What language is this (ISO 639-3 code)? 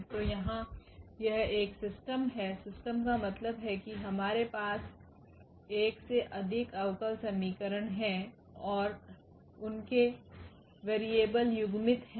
hin